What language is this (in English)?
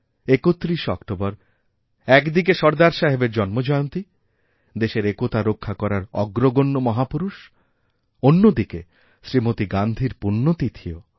Bangla